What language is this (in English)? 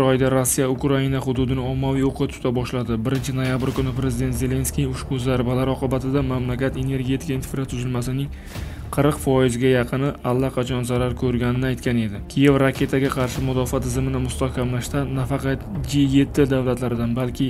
Turkish